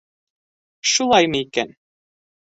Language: Bashkir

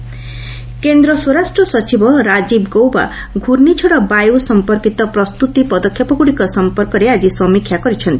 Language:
Odia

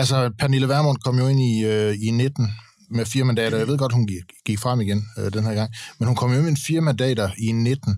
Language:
Danish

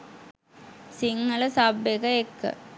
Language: Sinhala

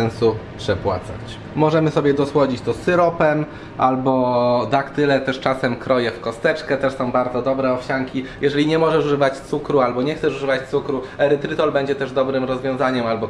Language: Polish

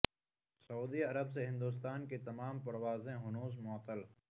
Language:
Urdu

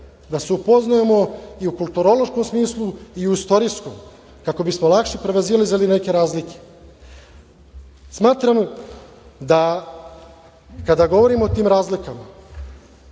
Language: Serbian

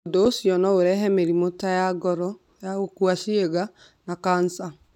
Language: Kikuyu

